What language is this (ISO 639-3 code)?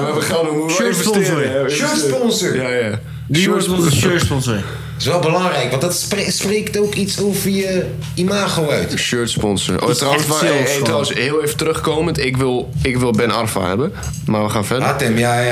nld